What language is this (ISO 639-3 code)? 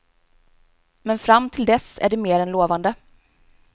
swe